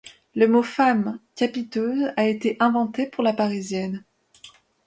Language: French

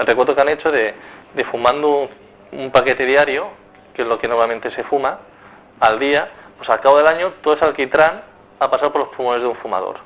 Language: Spanish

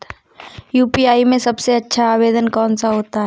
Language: Hindi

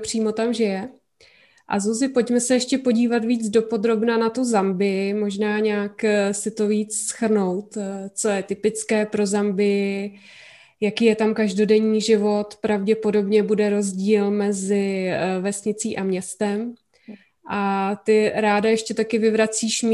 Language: Czech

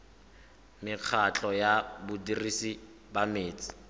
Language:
Tswana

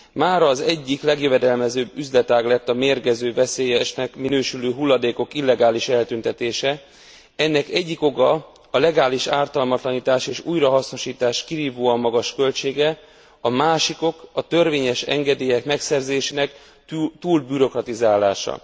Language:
Hungarian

